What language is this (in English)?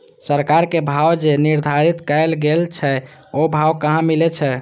Maithili